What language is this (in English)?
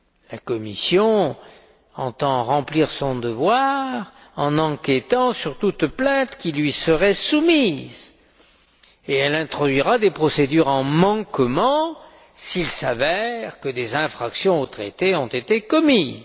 French